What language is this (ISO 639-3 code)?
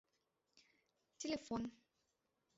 chm